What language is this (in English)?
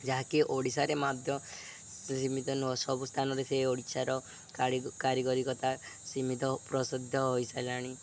Odia